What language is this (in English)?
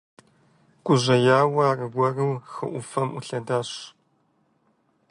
Kabardian